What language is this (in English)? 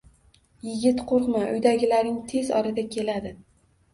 Uzbek